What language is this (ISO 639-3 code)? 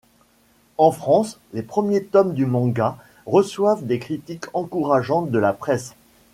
fra